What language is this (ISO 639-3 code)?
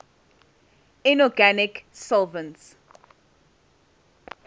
eng